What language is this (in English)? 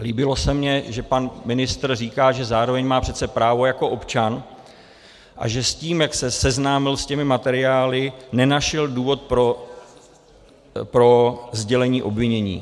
Czech